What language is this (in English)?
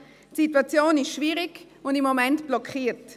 Swiss German